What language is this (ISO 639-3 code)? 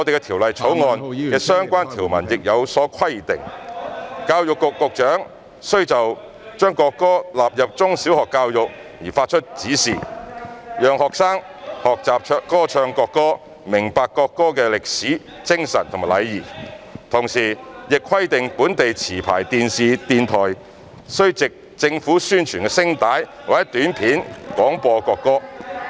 yue